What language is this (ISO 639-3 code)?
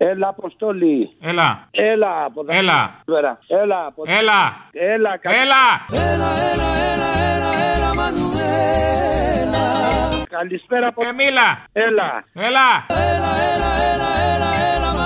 ell